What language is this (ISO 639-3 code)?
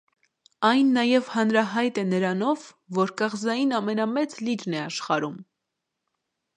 hye